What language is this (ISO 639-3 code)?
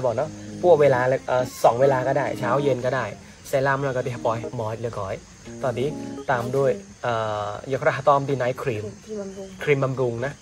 tha